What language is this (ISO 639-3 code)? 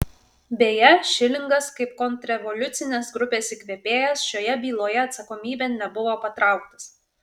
lit